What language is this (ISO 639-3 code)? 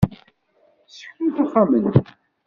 kab